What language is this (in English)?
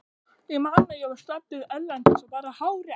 Icelandic